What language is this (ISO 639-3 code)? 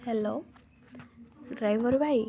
ori